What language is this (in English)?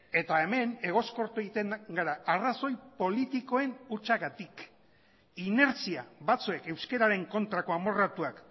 Basque